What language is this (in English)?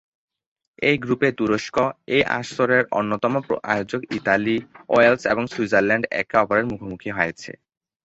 Bangla